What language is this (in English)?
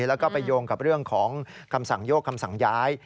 Thai